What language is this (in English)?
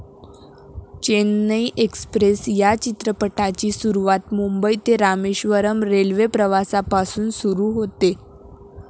Marathi